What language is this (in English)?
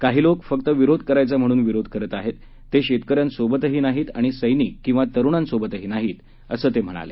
Marathi